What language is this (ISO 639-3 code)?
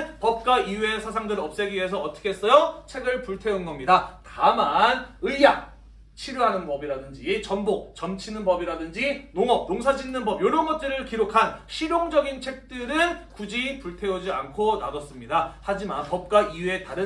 kor